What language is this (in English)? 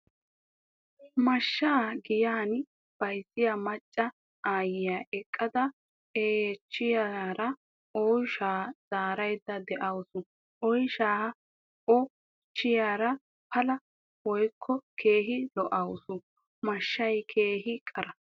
Wolaytta